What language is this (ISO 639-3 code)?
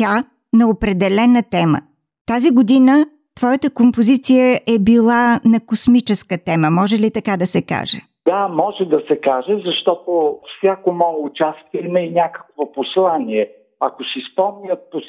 bul